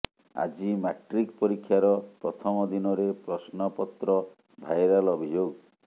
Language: Odia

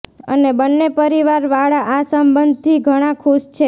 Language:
Gujarati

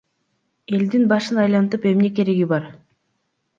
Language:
Kyrgyz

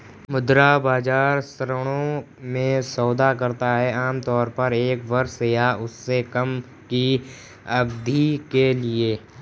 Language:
Hindi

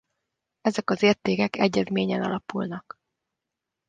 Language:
Hungarian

